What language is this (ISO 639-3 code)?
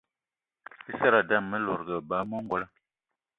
eto